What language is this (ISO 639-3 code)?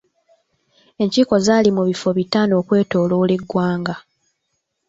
lug